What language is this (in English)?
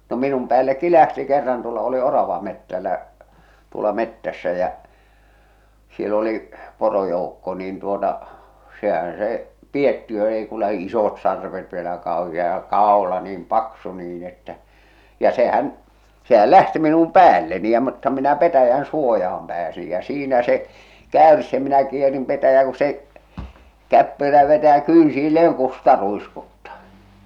Finnish